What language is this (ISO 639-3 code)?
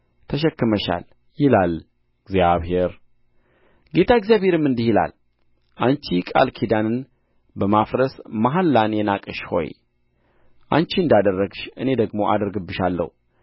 amh